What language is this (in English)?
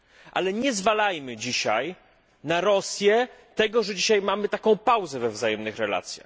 Polish